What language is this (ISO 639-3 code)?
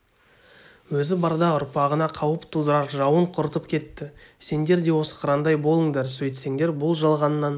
kaz